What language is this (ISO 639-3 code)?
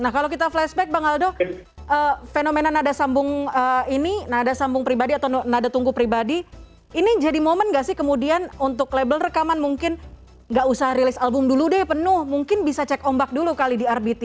ind